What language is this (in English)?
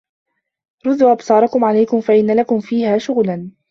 Arabic